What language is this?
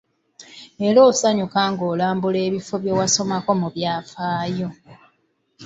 Ganda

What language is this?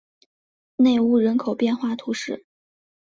Chinese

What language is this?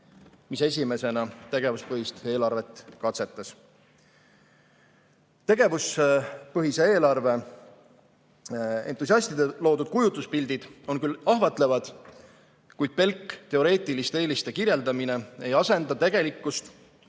Estonian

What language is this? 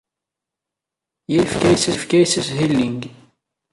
Kabyle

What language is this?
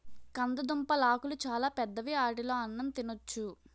Telugu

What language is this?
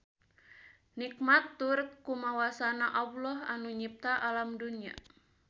Sundanese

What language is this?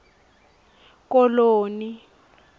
Swati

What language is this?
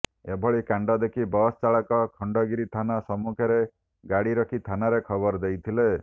Odia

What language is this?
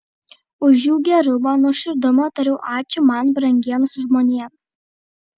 Lithuanian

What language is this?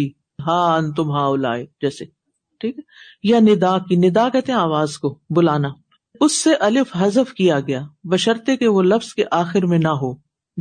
Urdu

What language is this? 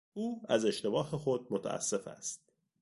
Persian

